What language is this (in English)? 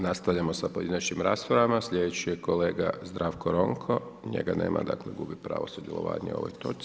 Croatian